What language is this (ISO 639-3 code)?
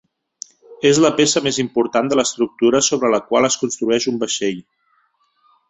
cat